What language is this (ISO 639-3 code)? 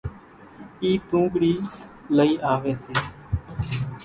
gjk